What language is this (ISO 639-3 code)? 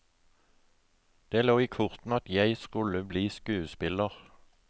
nor